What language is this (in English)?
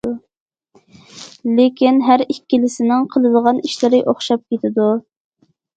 Uyghur